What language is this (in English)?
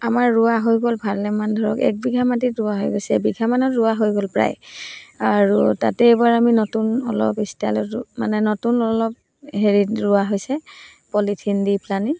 Assamese